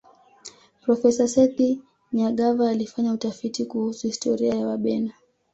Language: Swahili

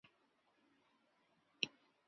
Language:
Chinese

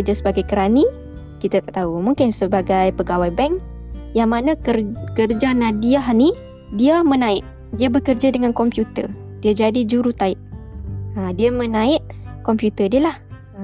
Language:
Malay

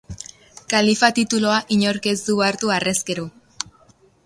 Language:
Basque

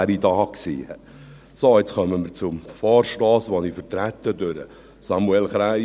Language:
Swiss German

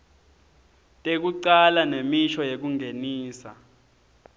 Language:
Swati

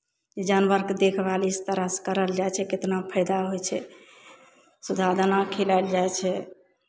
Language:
Maithili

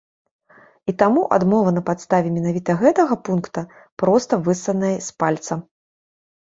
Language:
Belarusian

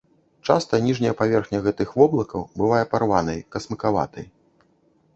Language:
Belarusian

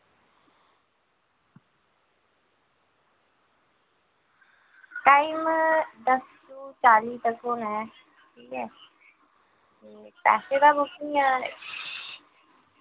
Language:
Dogri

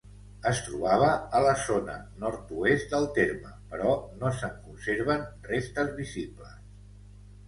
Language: Catalan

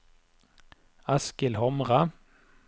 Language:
Norwegian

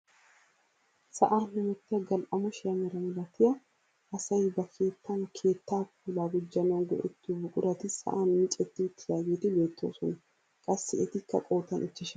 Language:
Wolaytta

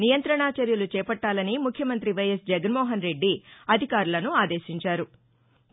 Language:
Telugu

